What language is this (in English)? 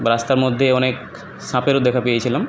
Bangla